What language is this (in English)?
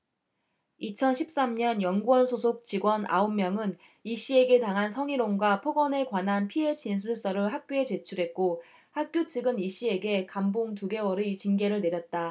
Korean